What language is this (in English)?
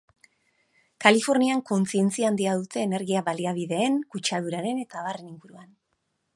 Basque